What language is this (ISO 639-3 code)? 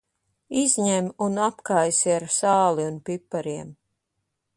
lav